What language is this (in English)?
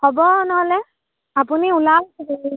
Assamese